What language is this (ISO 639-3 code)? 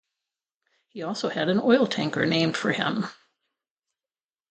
eng